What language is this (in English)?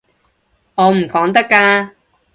Cantonese